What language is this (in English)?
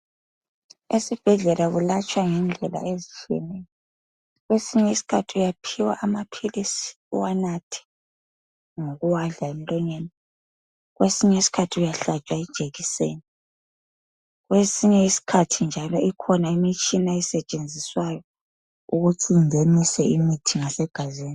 North Ndebele